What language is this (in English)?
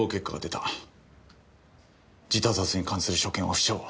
Japanese